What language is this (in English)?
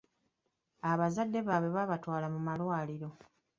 Ganda